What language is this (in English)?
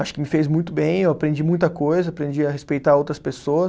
Portuguese